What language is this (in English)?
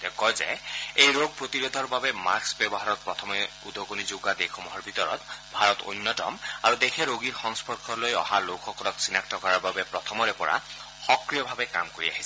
Assamese